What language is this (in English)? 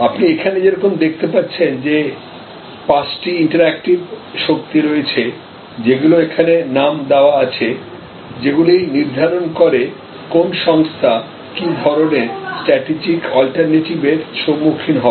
Bangla